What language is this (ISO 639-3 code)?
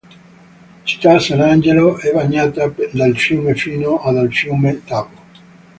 ita